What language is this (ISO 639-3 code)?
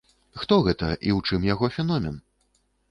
bel